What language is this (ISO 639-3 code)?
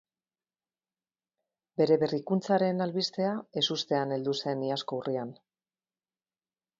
eus